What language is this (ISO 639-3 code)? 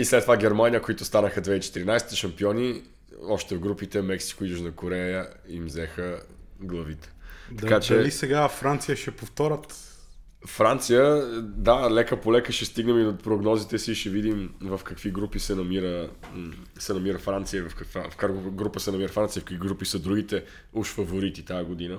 bul